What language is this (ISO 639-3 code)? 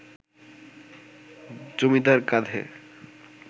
ben